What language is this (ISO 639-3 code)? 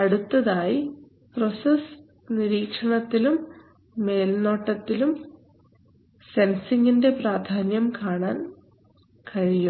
mal